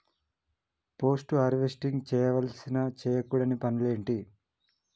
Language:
Telugu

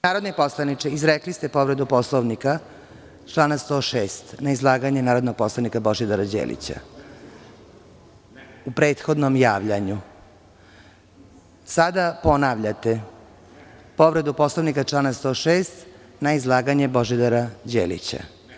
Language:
Serbian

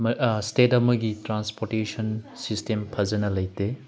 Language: Manipuri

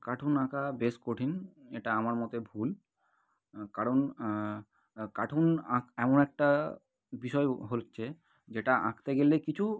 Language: Bangla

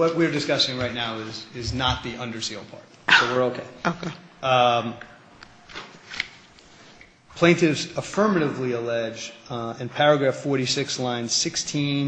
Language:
English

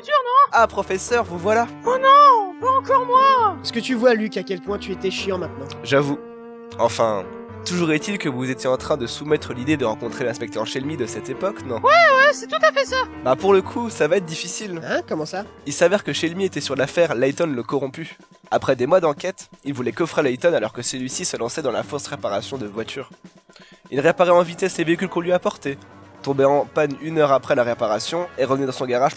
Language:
French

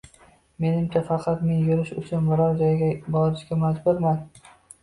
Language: Uzbek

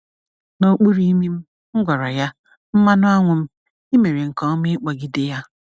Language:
Igbo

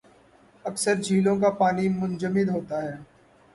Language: Urdu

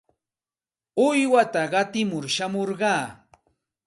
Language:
Santa Ana de Tusi Pasco Quechua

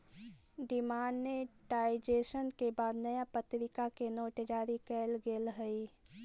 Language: Magahi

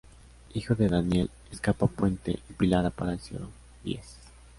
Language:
Spanish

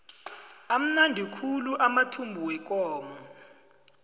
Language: South Ndebele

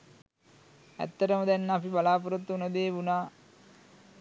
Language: Sinhala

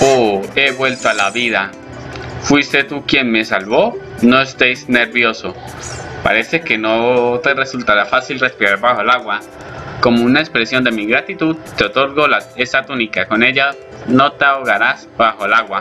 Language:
Spanish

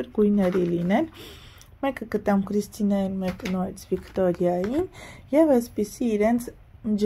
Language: Turkish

